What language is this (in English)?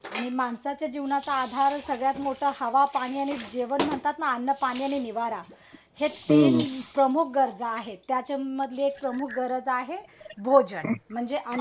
Marathi